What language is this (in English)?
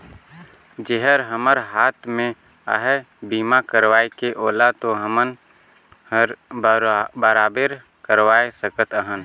Chhattisgarhi